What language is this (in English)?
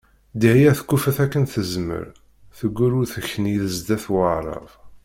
Kabyle